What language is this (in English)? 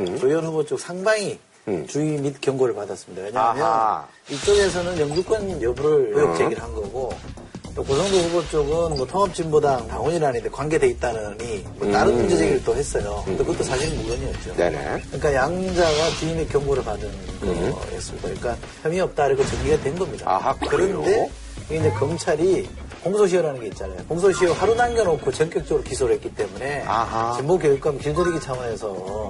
Korean